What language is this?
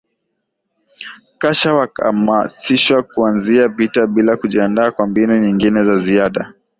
Swahili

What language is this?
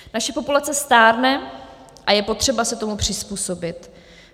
Czech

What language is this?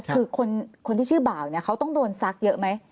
Thai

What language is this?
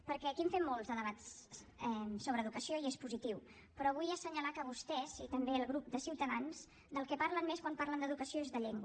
Catalan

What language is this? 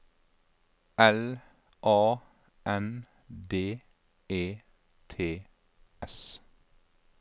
Norwegian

